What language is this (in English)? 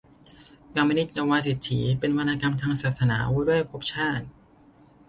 Thai